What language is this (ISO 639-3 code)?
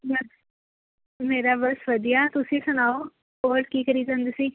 pan